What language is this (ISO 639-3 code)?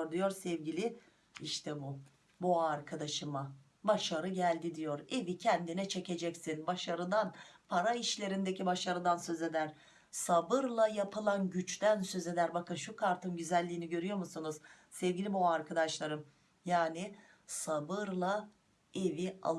tur